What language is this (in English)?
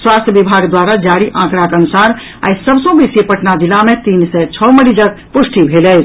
Maithili